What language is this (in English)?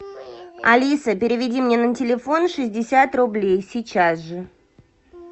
Russian